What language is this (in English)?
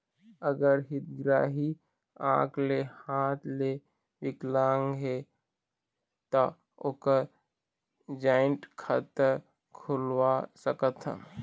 Chhattisgarhi